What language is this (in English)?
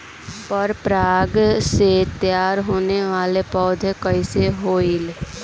Bhojpuri